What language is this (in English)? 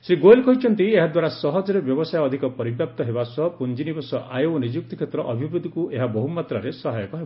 Odia